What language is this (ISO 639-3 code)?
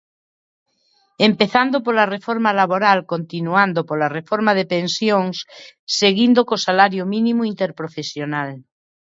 glg